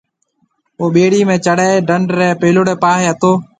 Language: Marwari (Pakistan)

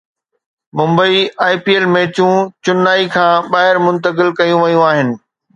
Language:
Sindhi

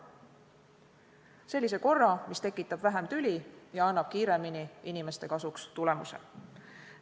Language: Estonian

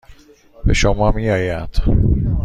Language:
Persian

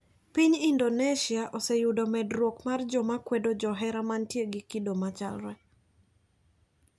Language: Luo (Kenya and Tanzania)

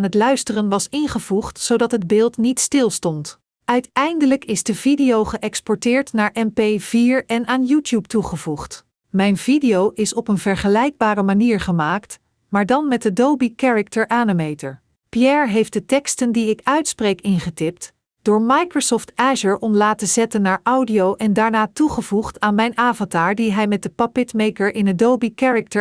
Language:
Dutch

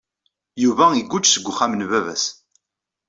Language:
Kabyle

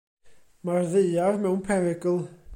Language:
Welsh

